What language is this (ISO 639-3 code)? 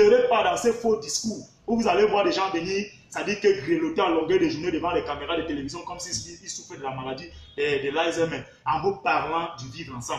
fra